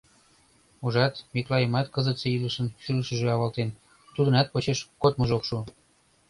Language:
Mari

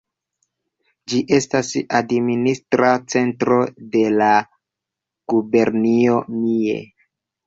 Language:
Esperanto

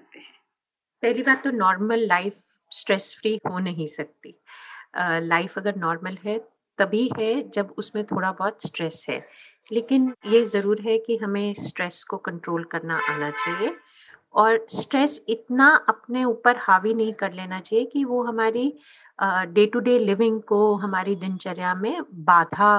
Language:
Hindi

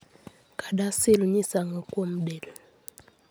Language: Luo (Kenya and Tanzania)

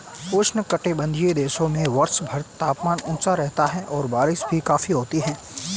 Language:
Hindi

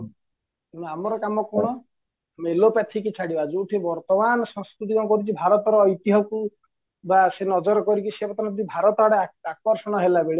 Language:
Odia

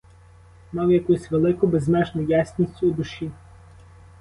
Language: Ukrainian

